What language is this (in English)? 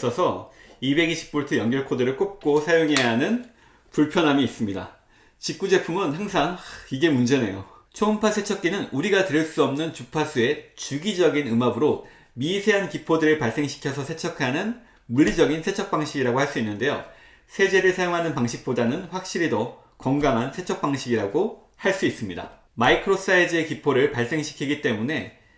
Korean